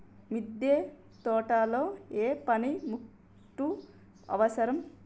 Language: Telugu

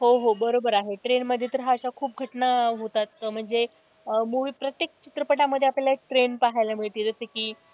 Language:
Marathi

